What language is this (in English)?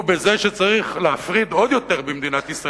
Hebrew